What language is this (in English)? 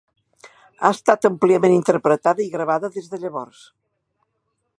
Catalan